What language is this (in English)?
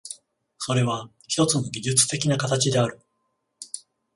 Japanese